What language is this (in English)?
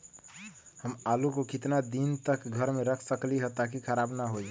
Magahi